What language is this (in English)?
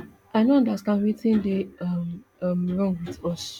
Nigerian Pidgin